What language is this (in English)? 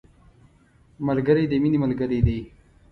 Pashto